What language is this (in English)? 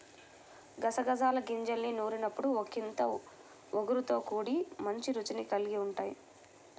Telugu